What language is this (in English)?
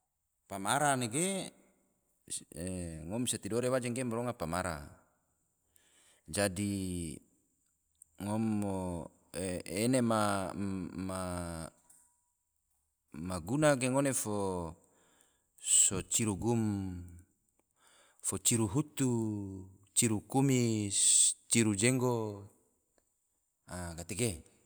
Tidore